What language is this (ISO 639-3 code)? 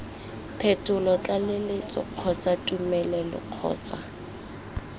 tsn